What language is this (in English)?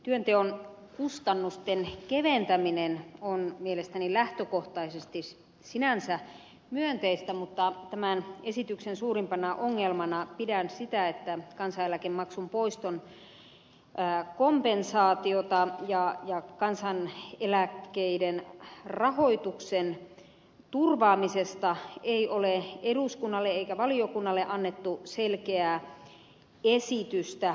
Finnish